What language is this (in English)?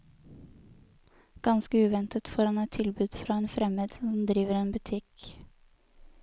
Norwegian